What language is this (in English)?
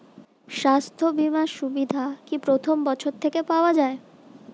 Bangla